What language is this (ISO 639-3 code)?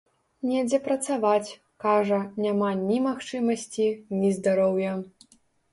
bel